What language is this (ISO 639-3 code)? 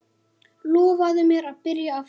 isl